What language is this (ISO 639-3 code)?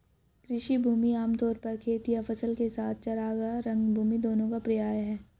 hin